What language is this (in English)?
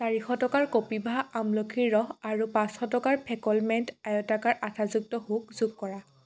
Assamese